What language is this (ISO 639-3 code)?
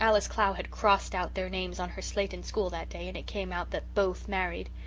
eng